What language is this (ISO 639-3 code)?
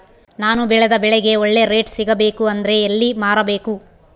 kan